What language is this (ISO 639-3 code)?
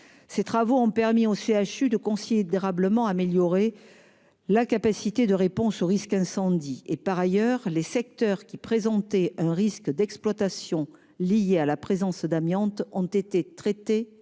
fra